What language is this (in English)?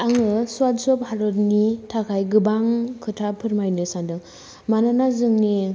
Bodo